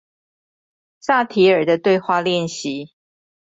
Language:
Chinese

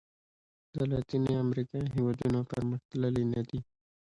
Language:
Pashto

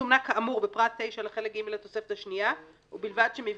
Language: Hebrew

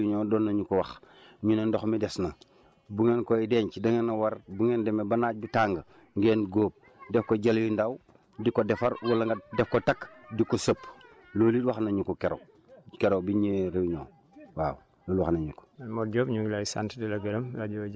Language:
Wolof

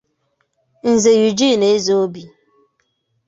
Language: Igbo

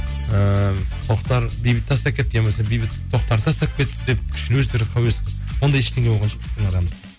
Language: Kazakh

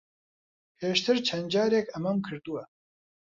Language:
Central Kurdish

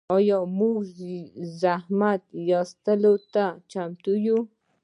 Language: Pashto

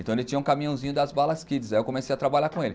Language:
Portuguese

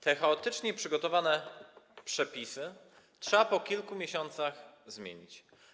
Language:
Polish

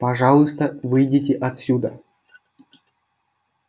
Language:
Russian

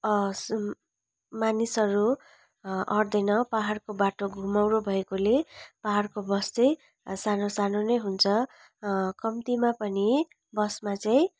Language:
Nepali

